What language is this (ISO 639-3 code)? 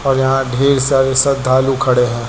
hin